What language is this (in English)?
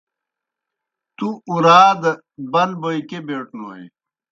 Kohistani Shina